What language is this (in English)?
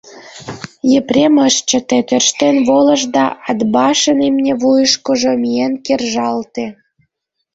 Mari